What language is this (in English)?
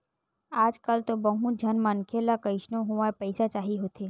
Chhattisgarhi